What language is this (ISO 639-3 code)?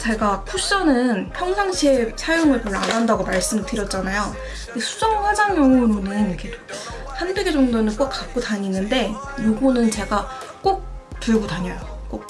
kor